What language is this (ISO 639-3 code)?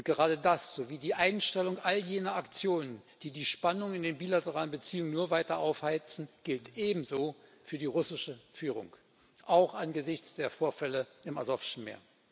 deu